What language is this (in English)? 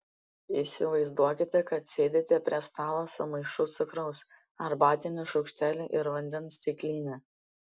Lithuanian